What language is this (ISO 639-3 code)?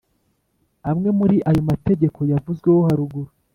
kin